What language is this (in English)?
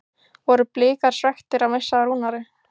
Icelandic